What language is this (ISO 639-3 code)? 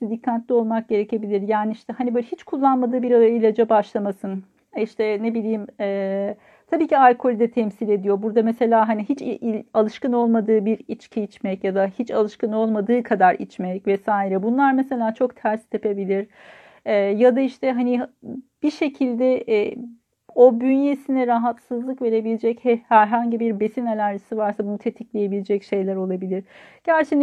tur